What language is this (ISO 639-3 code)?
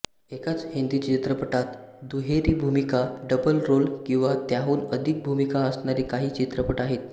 mar